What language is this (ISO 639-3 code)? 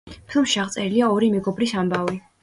kat